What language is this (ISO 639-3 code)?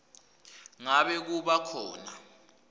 ssw